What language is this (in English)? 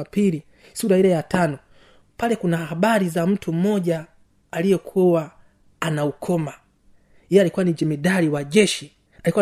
Swahili